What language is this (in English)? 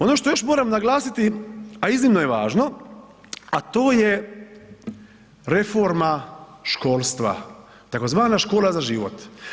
Croatian